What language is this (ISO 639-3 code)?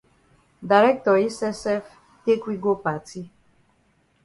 wes